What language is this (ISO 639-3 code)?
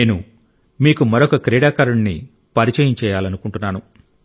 tel